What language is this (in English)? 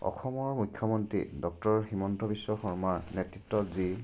Assamese